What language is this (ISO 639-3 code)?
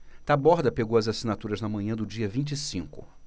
por